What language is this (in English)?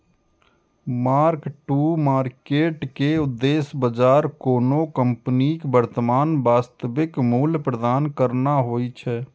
Maithili